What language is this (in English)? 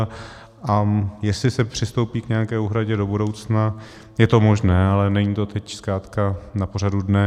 Czech